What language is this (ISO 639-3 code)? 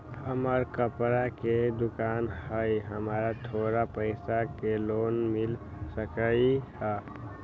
mag